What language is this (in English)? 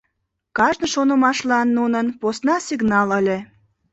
Mari